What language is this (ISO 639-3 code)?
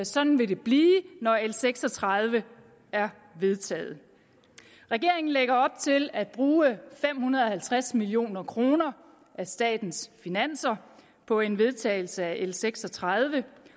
dan